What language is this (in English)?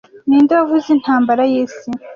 Kinyarwanda